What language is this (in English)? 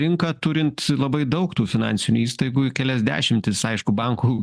Lithuanian